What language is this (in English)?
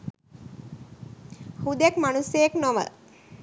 Sinhala